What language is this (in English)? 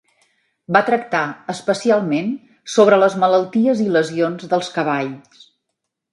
Catalan